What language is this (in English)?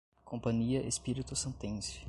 Portuguese